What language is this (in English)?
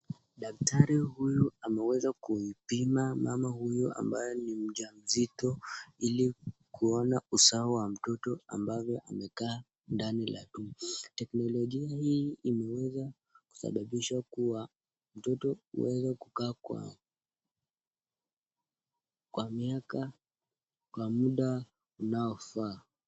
Swahili